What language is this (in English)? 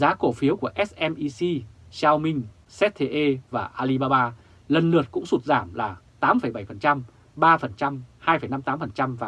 Vietnamese